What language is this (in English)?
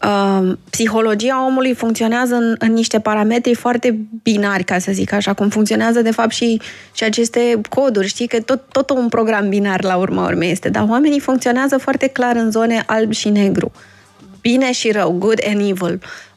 Romanian